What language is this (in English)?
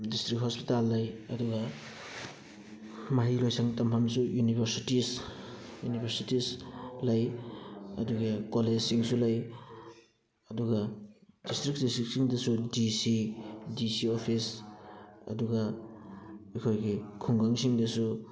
Manipuri